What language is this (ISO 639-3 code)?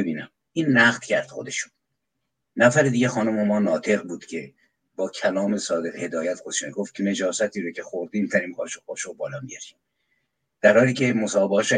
fas